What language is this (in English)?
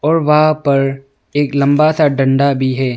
Hindi